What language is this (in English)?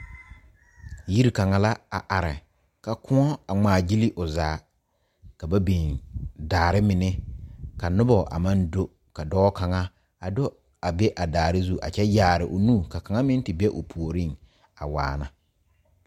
Southern Dagaare